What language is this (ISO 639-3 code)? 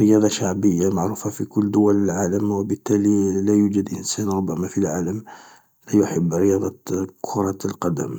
arq